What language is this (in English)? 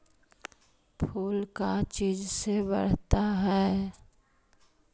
Magahi